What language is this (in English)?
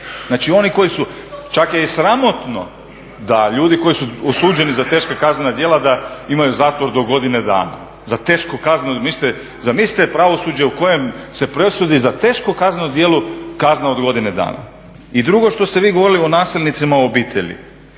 Croatian